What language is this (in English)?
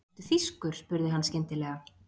Icelandic